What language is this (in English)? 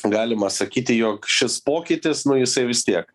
Lithuanian